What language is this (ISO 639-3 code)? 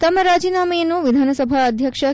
kan